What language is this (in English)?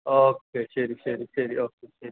Malayalam